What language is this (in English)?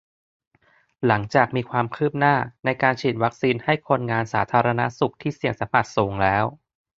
Thai